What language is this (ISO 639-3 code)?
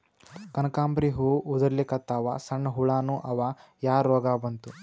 kan